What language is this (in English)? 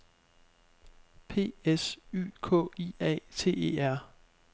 Danish